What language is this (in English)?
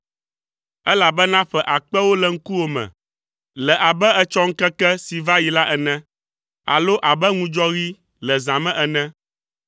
Ewe